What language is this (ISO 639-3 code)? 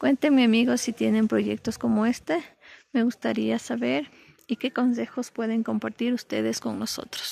spa